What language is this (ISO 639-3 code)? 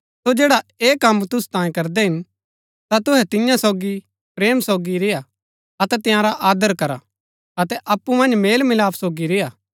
gbk